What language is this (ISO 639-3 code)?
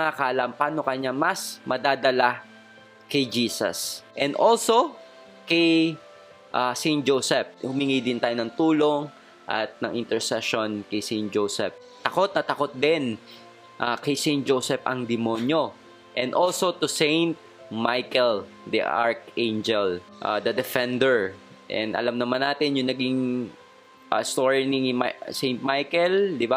fil